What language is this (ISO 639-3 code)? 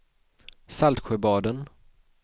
swe